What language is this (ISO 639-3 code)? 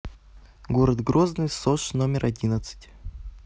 rus